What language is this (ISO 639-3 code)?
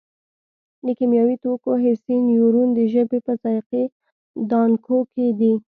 pus